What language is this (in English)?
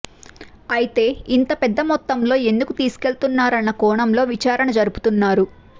Telugu